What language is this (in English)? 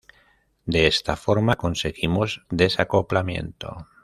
Spanish